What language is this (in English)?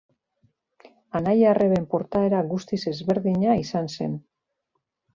Basque